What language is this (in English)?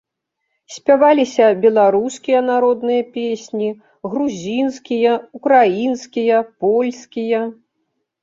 Belarusian